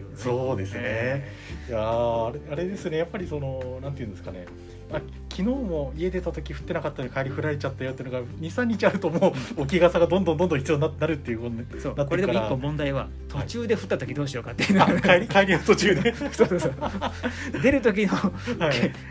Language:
Japanese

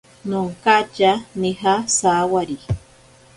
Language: Ashéninka Perené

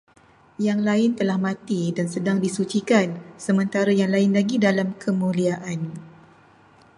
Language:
Malay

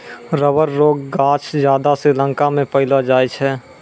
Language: Maithili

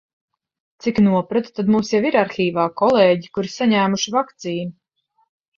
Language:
Latvian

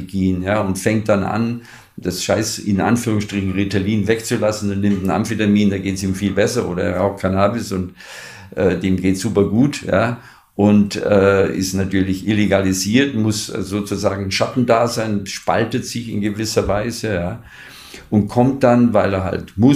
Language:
German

